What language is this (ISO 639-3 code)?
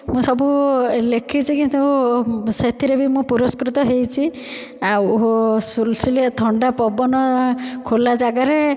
ori